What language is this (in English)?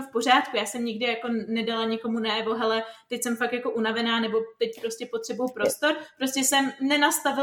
Czech